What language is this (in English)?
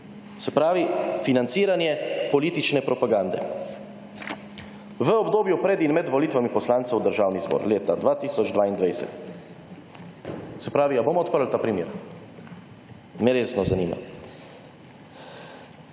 Slovenian